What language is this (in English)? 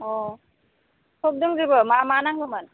Bodo